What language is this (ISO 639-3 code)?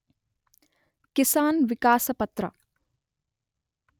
kan